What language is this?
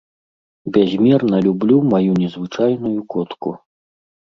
Belarusian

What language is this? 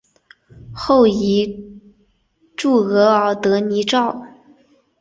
Chinese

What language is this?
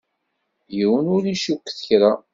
Kabyle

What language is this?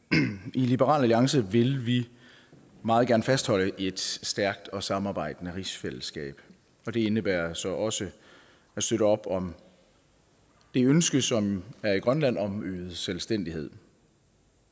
Danish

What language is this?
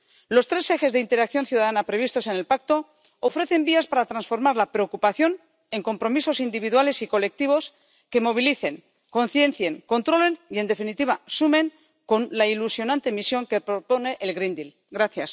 Spanish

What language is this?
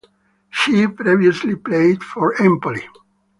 English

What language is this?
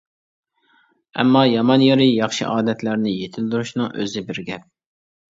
Uyghur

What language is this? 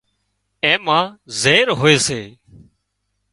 Wadiyara Koli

